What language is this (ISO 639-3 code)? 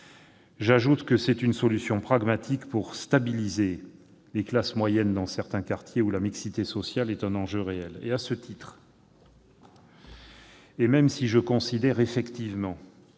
fra